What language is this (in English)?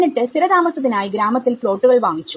Malayalam